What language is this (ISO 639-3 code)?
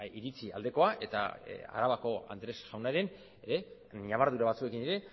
eus